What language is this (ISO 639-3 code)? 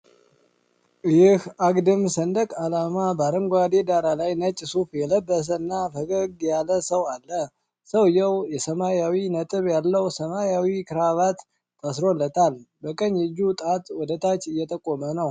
amh